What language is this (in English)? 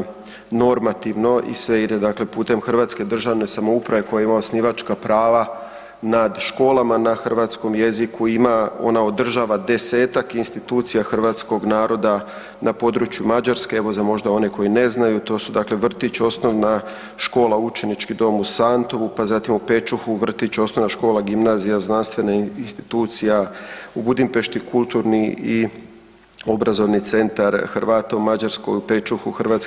Croatian